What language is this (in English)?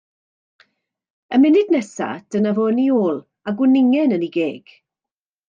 Welsh